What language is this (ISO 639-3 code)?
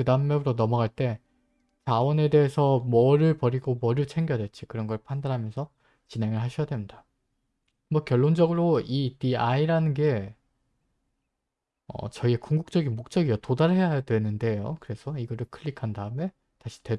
kor